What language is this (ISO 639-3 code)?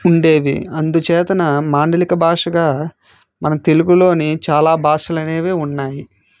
tel